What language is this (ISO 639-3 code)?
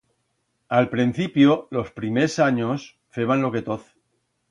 arg